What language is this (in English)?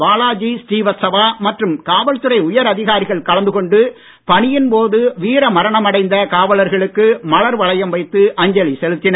Tamil